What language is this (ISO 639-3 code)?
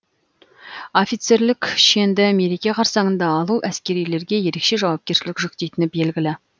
kaz